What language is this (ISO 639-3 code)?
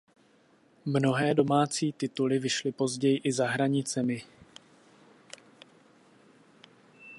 ces